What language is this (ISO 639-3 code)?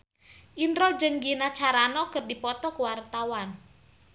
sun